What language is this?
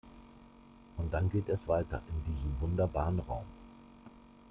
German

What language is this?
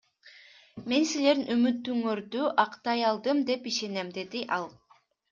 Kyrgyz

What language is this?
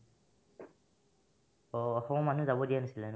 Assamese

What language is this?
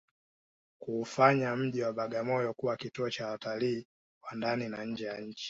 Swahili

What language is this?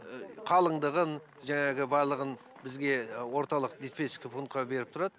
Kazakh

